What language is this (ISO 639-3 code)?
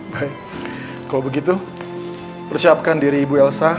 ind